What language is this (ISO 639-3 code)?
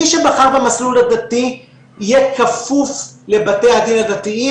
heb